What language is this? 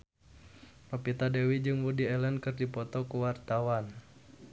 Sundanese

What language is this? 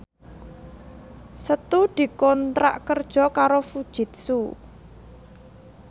Javanese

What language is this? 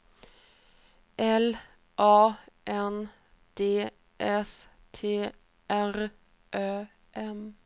Swedish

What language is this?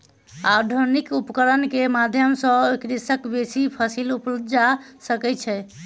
Maithili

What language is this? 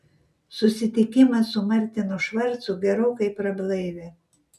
Lithuanian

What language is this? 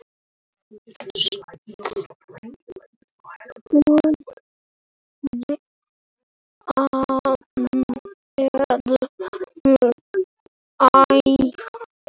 Icelandic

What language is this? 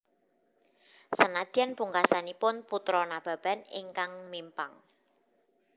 Javanese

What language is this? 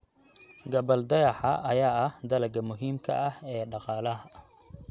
Somali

